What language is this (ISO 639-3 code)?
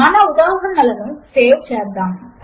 tel